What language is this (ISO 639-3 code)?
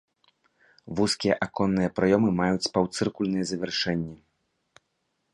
bel